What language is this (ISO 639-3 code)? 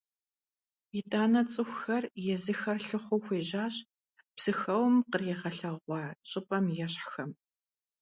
kbd